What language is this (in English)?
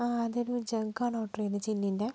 Malayalam